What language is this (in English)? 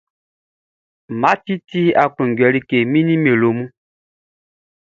Baoulé